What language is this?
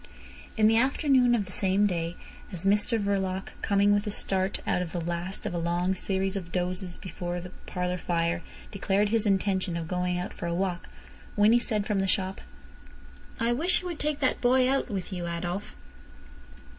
English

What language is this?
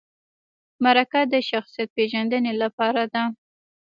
Pashto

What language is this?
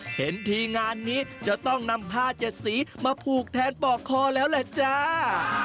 Thai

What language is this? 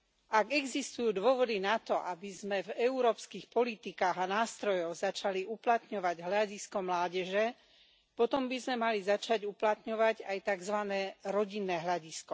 Slovak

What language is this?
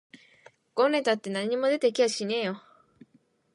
Japanese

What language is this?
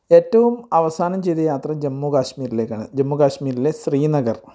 Malayalam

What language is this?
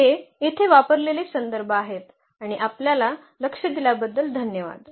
Marathi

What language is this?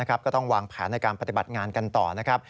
Thai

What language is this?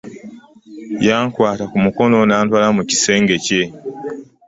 Ganda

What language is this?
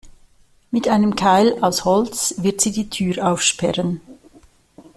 German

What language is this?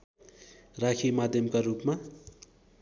Nepali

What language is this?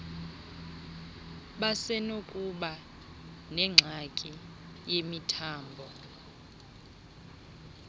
Xhosa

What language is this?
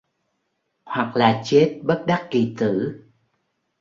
Vietnamese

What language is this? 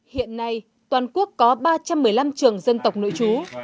Vietnamese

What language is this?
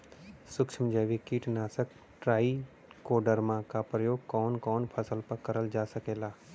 Bhojpuri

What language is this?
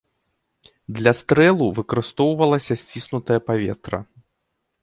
Belarusian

